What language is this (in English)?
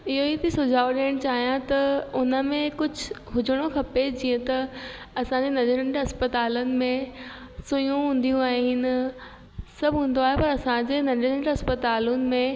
Sindhi